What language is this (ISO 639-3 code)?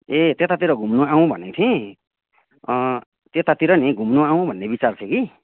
nep